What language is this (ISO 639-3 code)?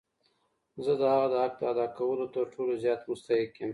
pus